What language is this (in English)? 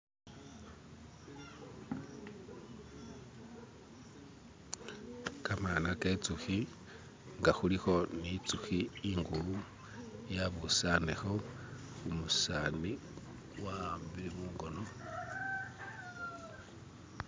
Masaaba